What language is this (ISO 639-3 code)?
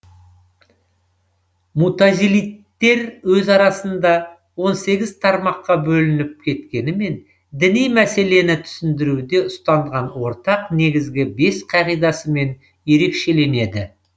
kaz